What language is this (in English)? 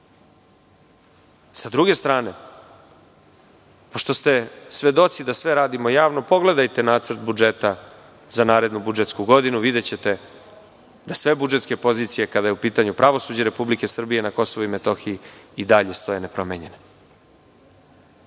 Serbian